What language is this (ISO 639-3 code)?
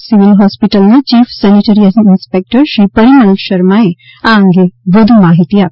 guj